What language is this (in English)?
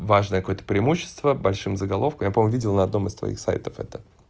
Russian